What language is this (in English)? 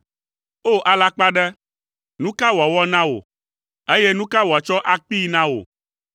Ewe